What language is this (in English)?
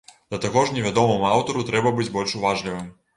Belarusian